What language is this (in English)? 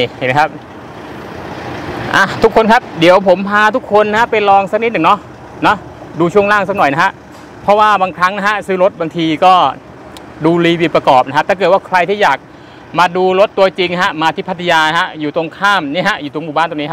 Thai